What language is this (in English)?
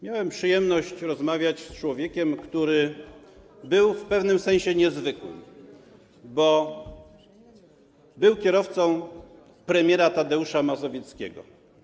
Polish